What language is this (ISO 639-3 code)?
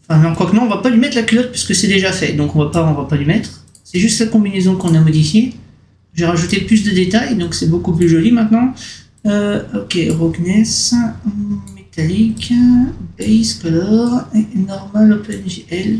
fra